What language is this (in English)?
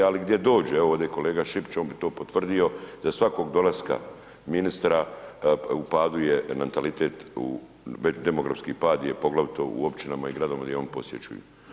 Croatian